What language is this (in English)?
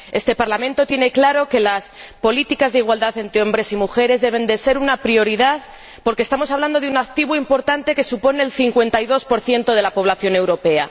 Spanish